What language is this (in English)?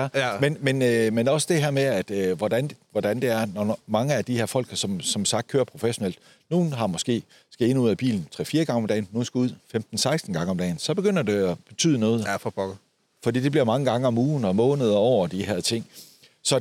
Danish